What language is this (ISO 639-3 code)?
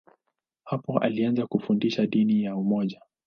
swa